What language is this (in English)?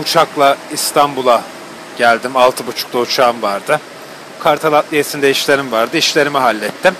Turkish